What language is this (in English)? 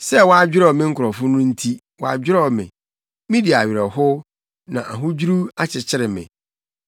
Akan